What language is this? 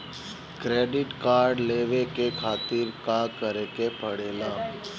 Bhojpuri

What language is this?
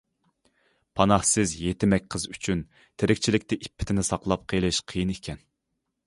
Uyghur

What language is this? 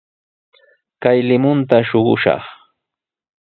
Sihuas Ancash Quechua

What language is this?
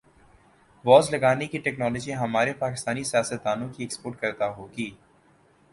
Urdu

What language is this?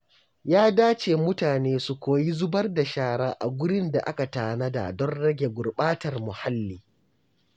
Hausa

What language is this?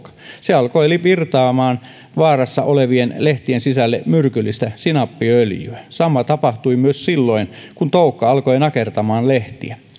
Finnish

